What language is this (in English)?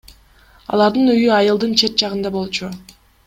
Kyrgyz